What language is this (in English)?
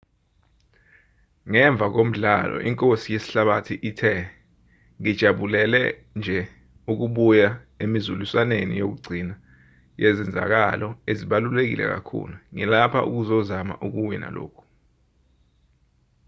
Zulu